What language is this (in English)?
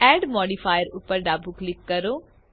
Gujarati